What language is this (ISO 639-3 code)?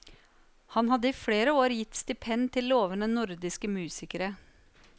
nor